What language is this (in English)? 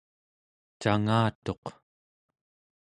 Central Yupik